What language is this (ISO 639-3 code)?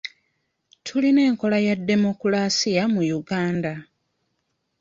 lug